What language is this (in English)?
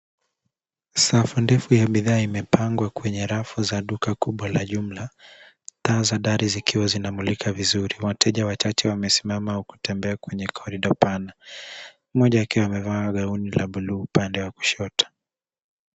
Swahili